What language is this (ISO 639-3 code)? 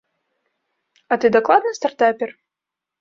bel